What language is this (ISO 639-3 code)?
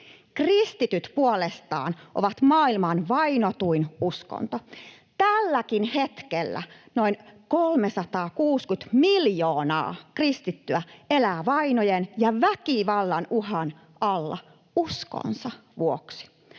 fin